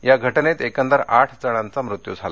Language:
Marathi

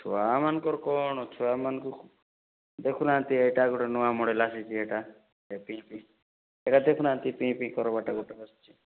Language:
Odia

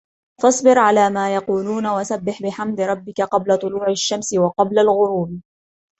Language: Arabic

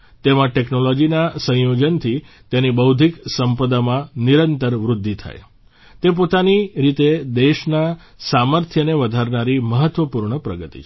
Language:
Gujarati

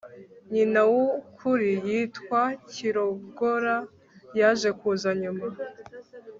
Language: Kinyarwanda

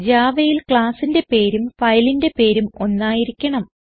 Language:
Malayalam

